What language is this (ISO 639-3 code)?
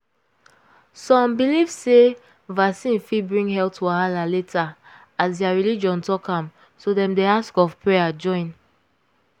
pcm